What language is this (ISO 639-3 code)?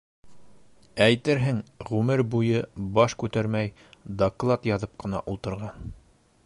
bak